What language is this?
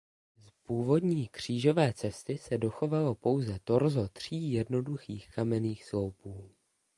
Czech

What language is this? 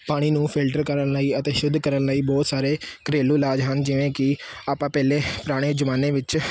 Punjabi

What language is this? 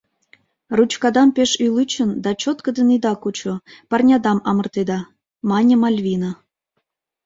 Mari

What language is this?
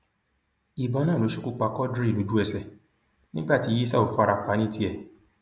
Yoruba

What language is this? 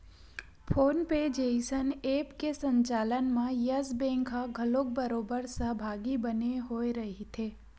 Chhattisgarhi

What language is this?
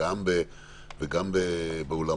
Hebrew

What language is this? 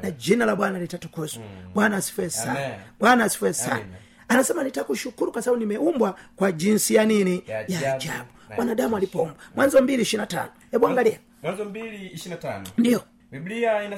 Swahili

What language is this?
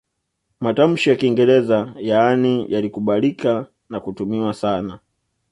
Swahili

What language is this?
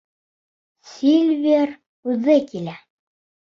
Bashkir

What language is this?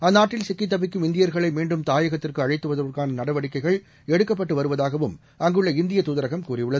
Tamil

